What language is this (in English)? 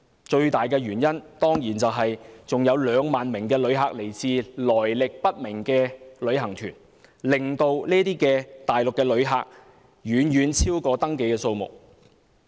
Cantonese